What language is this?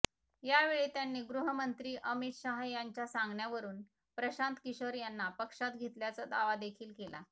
Marathi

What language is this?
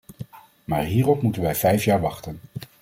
Dutch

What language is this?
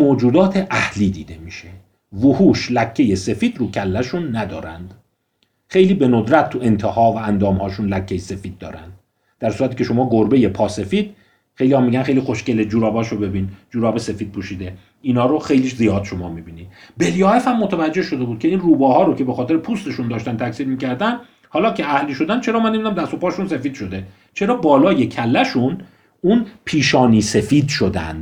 Persian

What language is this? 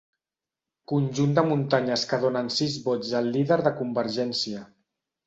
Catalan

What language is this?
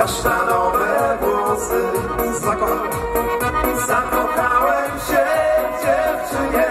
Polish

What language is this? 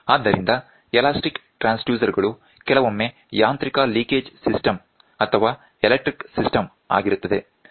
Kannada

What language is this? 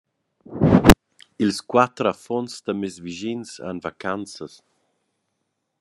Romansh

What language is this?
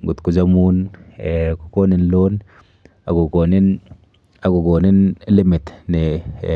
Kalenjin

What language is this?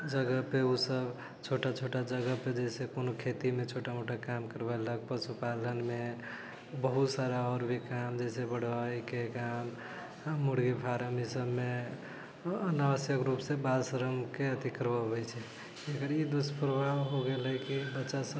Maithili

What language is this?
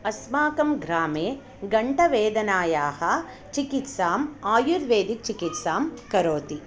Sanskrit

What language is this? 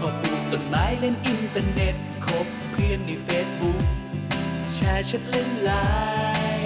Thai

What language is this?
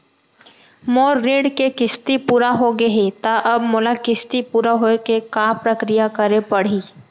Chhattisgarhi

